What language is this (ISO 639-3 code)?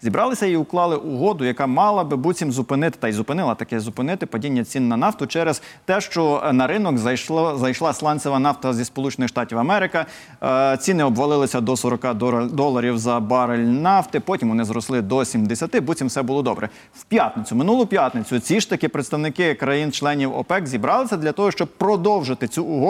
ukr